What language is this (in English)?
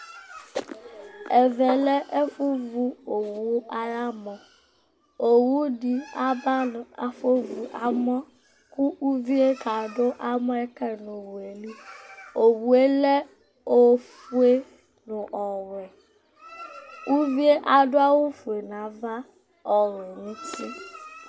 Ikposo